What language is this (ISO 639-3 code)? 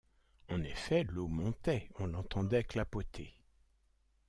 fra